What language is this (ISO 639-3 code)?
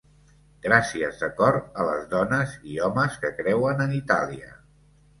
cat